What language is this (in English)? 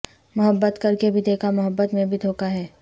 Urdu